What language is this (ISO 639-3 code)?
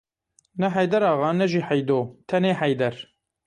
kur